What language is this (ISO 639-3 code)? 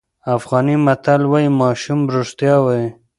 pus